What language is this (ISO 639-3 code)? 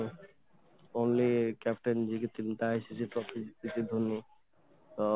ori